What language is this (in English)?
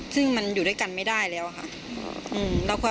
Thai